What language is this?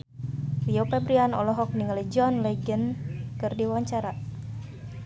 Sundanese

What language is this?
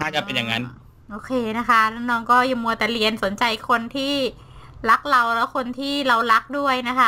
Thai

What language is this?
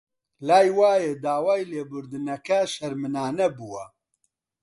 Central Kurdish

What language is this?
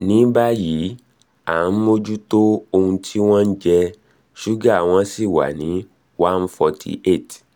Yoruba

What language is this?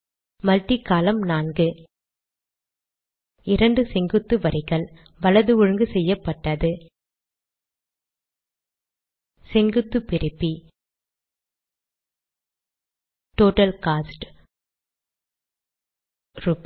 Tamil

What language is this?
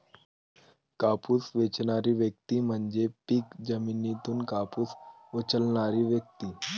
Marathi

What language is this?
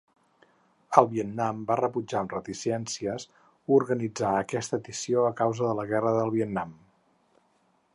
Catalan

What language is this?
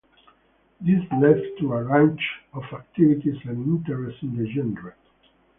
English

